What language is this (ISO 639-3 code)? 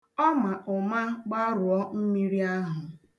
ibo